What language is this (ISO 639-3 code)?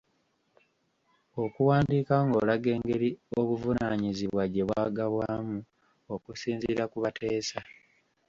lug